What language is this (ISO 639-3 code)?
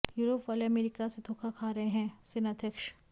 hin